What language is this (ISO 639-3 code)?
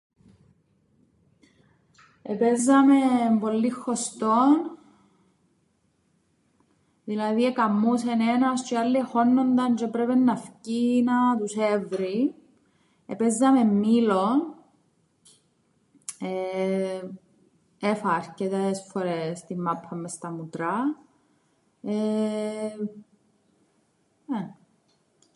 ell